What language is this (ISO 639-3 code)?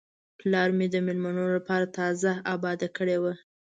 pus